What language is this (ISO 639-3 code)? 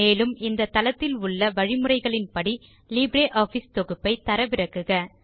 tam